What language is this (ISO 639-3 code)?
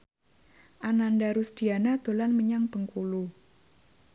jav